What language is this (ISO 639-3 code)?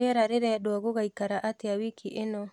kik